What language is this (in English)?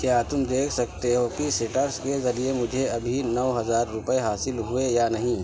Urdu